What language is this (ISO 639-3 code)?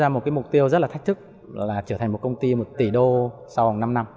vie